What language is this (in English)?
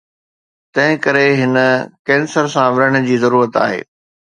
Sindhi